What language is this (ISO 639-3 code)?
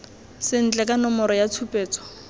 tsn